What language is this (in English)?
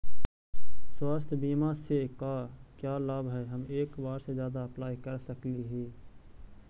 Magahi